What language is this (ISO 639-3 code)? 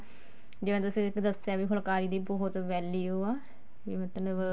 pan